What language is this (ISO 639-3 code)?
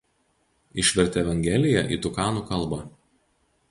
lit